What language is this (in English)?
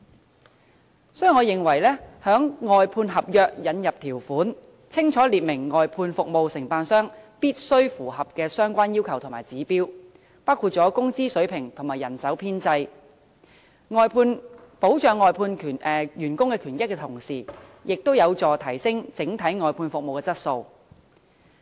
Cantonese